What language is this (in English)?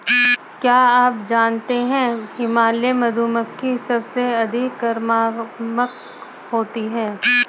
Hindi